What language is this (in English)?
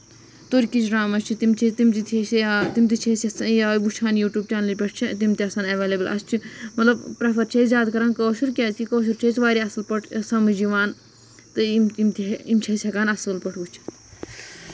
Kashmiri